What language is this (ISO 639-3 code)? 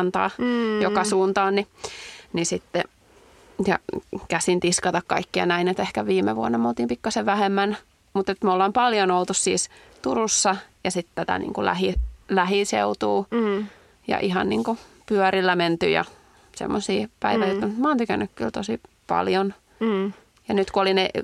fin